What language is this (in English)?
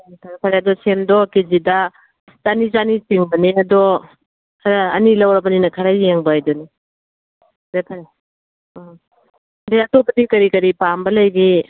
Manipuri